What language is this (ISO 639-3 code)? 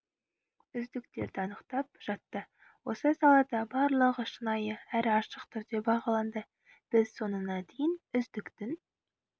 kaz